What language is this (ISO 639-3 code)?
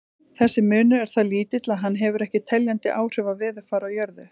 isl